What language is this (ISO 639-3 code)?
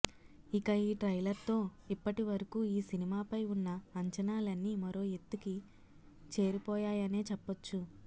tel